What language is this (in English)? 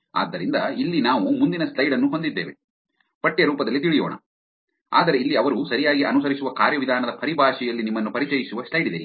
Kannada